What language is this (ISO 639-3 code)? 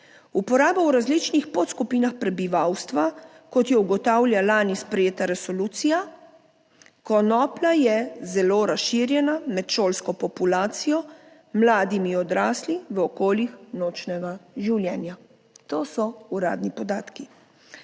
slv